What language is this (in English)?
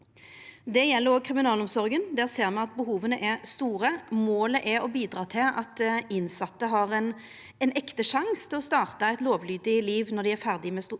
Norwegian